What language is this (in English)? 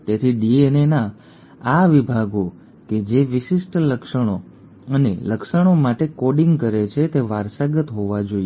Gujarati